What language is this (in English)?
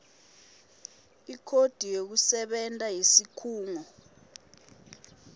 Swati